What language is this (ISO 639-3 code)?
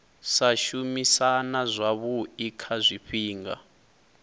ven